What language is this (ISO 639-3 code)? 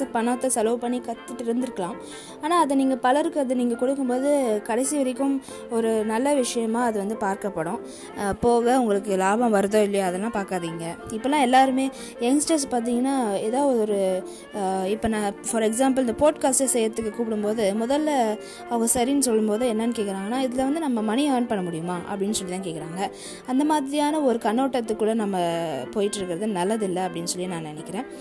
tam